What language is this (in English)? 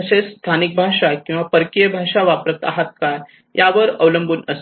Marathi